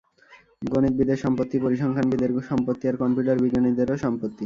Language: Bangla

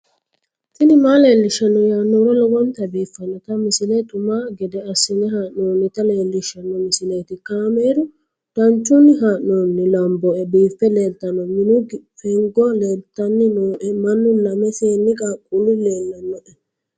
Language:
Sidamo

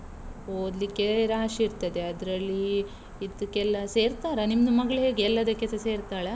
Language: Kannada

